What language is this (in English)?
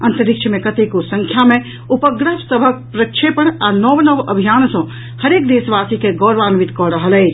Maithili